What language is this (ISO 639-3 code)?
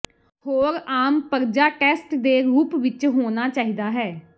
pan